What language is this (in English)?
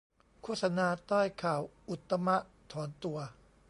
Thai